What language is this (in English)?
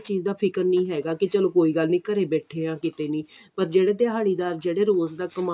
Punjabi